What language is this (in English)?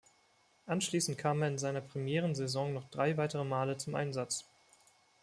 German